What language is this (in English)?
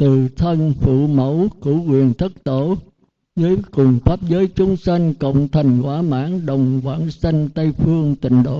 Vietnamese